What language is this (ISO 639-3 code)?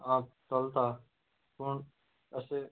kok